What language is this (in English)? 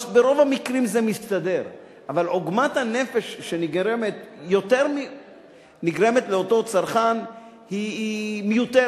Hebrew